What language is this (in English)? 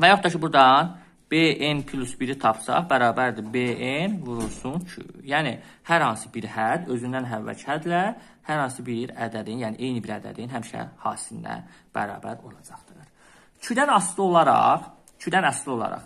Turkish